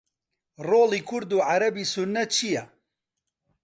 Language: Central Kurdish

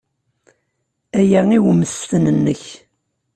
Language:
Kabyle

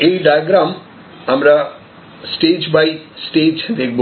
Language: Bangla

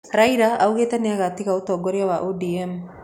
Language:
Kikuyu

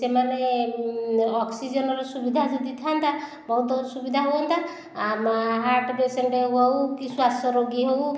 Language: Odia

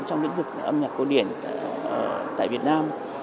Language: Vietnamese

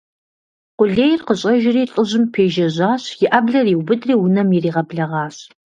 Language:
Kabardian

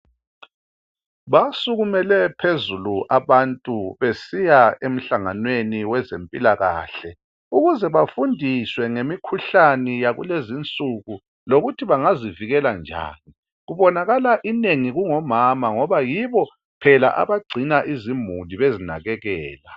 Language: North Ndebele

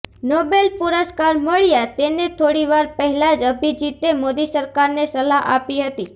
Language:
Gujarati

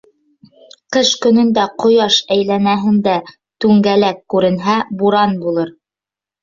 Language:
Bashkir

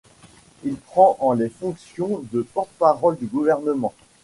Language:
French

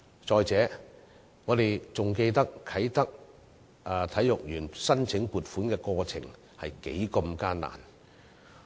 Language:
Cantonese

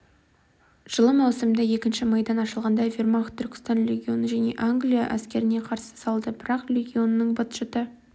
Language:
Kazakh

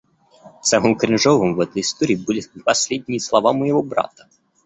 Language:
Russian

